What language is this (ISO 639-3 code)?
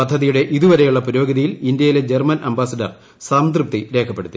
mal